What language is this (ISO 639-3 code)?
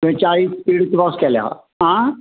kok